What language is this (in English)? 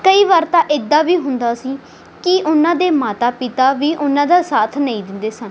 Punjabi